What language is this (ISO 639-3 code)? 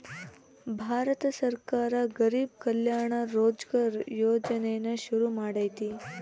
kan